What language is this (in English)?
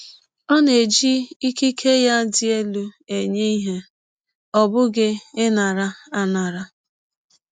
Igbo